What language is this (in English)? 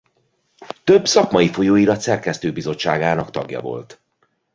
Hungarian